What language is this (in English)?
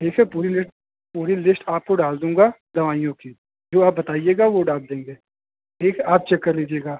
Hindi